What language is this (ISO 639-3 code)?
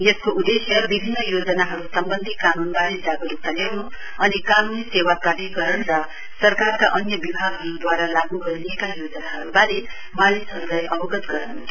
nep